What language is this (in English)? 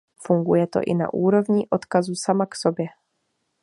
Czech